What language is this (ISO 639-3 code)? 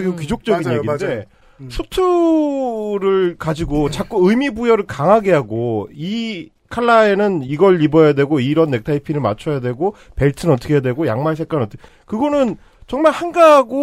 kor